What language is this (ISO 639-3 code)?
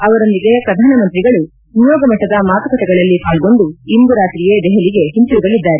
kan